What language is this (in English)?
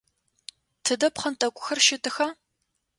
Adyghe